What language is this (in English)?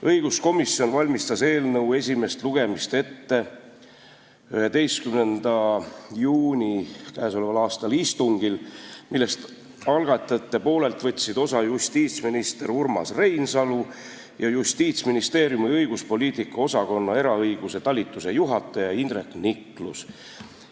Estonian